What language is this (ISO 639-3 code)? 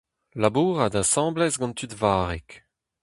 bre